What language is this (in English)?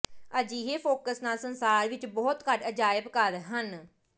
Punjabi